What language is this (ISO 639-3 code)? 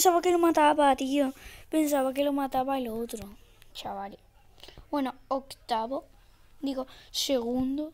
spa